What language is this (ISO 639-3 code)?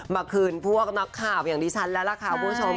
tha